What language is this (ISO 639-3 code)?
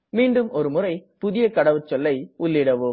tam